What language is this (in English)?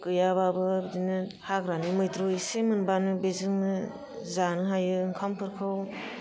Bodo